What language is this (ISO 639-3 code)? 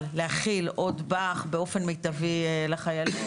heb